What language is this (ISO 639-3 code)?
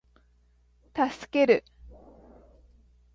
jpn